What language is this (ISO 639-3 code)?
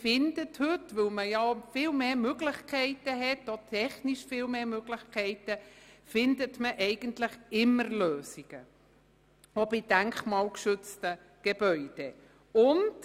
gsw